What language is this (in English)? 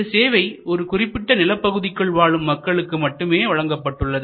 Tamil